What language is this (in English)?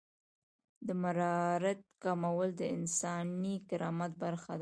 Pashto